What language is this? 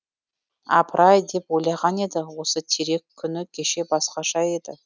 Kazakh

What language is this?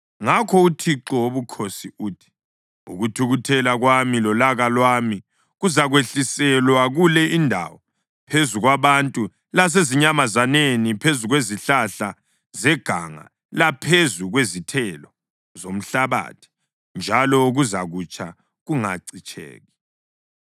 North Ndebele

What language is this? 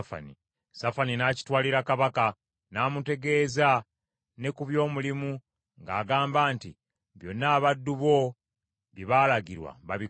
Ganda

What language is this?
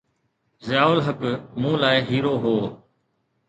Sindhi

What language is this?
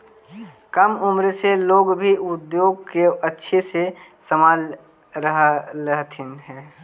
Magahi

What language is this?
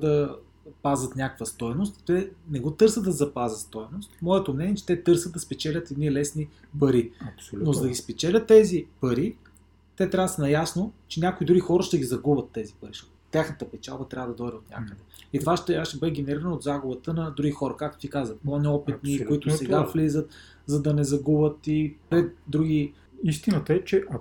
Bulgarian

